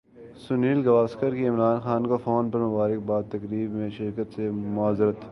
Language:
Urdu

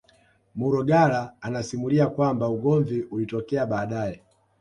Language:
Swahili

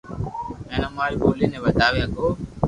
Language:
Loarki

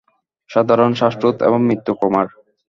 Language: Bangla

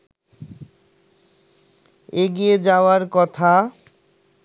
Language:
Bangla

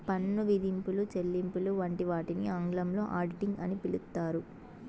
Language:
Telugu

